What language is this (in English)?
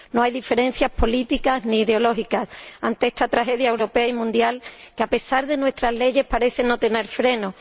Spanish